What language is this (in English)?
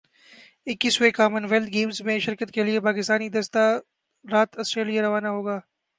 Urdu